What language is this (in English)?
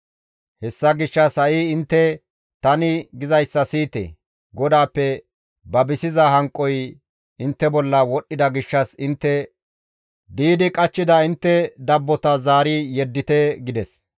Gamo